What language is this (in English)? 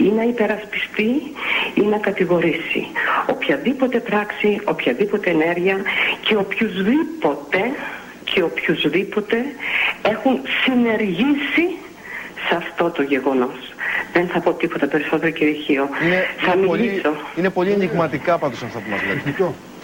Greek